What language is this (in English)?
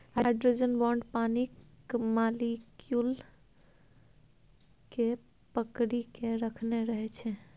Maithili